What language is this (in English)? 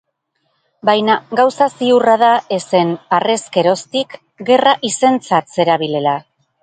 Basque